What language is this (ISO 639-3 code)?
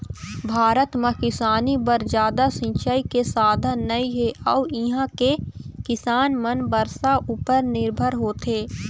hne